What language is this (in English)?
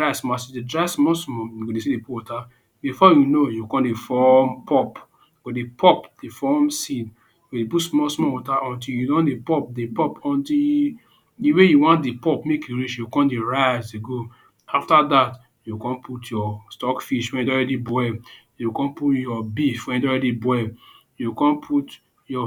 Nigerian Pidgin